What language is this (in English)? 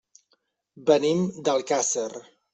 Catalan